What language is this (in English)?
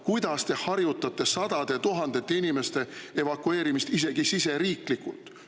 Estonian